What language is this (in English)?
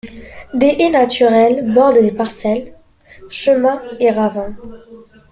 French